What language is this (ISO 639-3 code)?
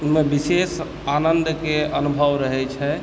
mai